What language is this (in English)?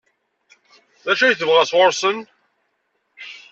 Kabyle